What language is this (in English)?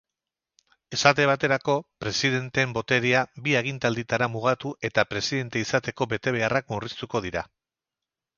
Basque